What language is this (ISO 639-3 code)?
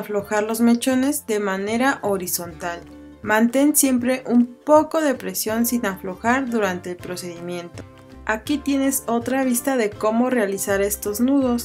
spa